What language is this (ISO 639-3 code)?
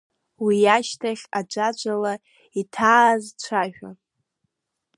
abk